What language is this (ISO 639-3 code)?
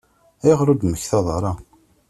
kab